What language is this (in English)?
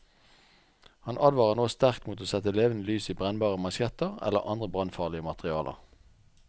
Norwegian